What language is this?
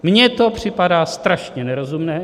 Czech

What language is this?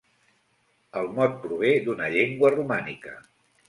Catalan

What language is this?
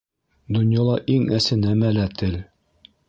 Bashkir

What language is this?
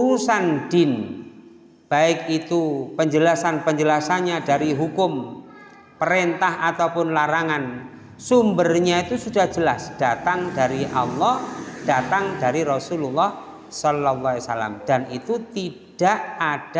Indonesian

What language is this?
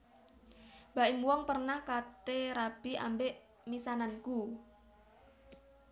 Javanese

